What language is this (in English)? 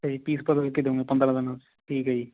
Punjabi